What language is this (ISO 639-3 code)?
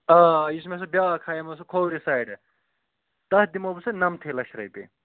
kas